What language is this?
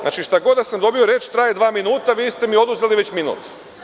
Serbian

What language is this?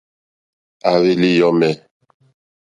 Mokpwe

